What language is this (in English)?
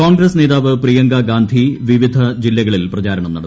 Malayalam